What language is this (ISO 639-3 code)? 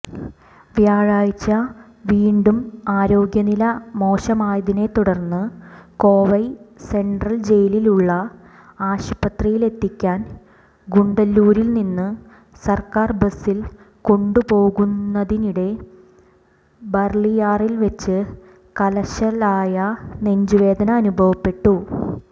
mal